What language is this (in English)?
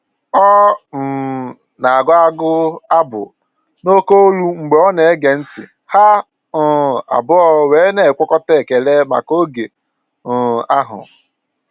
Igbo